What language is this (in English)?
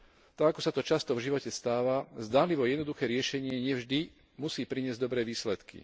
Slovak